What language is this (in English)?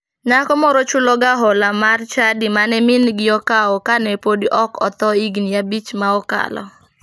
Luo (Kenya and Tanzania)